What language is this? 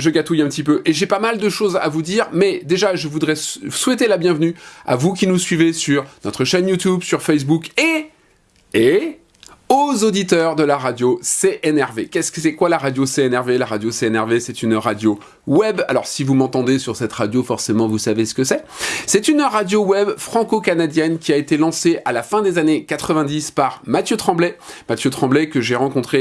French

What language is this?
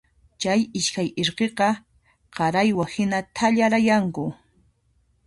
Puno Quechua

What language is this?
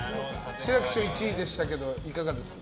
Japanese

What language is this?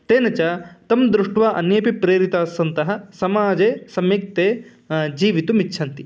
Sanskrit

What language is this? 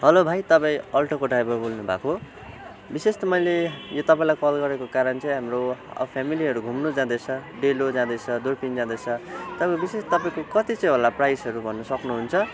Nepali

